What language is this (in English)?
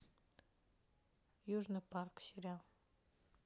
Russian